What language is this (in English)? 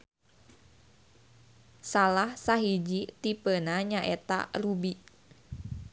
Sundanese